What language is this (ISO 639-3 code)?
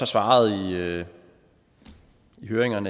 dan